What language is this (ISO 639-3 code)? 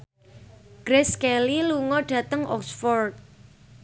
jav